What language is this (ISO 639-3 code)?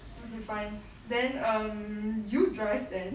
eng